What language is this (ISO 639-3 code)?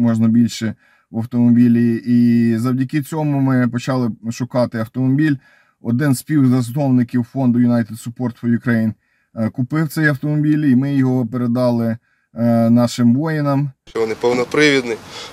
ukr